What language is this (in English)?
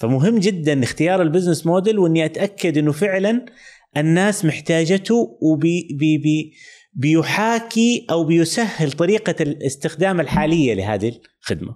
Arabic